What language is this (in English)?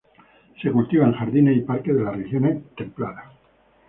Spanish